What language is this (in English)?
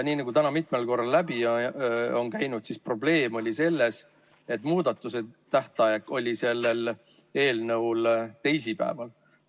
Estonian